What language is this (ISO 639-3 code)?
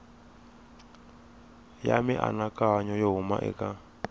tso